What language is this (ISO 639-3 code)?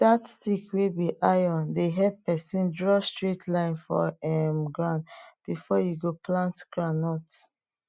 pcm